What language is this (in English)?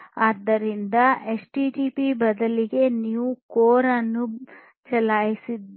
Kannada